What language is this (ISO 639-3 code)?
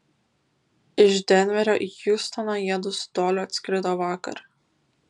lit